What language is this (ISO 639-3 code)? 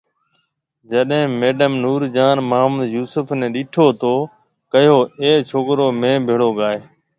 mve